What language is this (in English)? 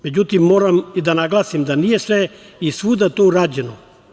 Serbian